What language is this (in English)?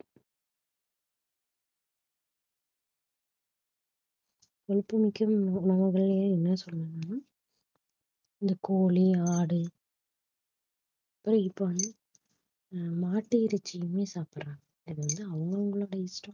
Tamil